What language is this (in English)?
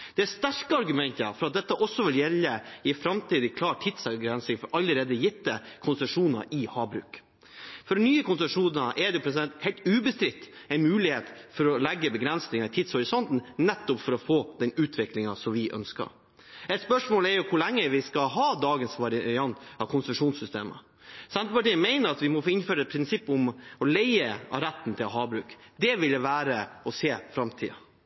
Norwegian Bokmål